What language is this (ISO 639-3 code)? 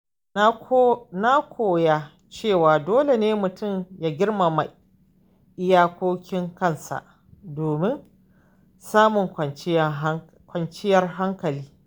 hau